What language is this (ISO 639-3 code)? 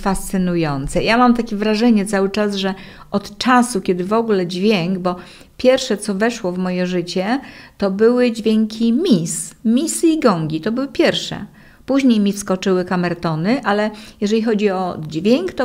pol